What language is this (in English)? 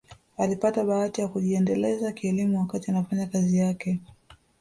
Swahili